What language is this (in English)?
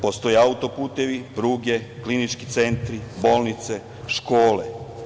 Serbian